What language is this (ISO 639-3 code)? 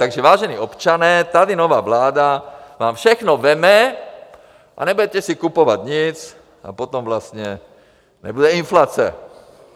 ces